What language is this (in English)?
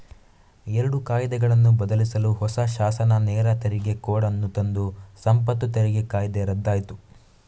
Kannada